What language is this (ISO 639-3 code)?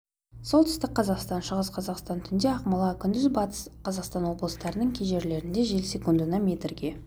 kaz